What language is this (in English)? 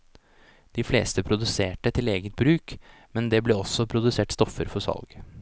Norwegian